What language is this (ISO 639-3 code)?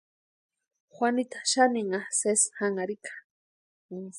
pua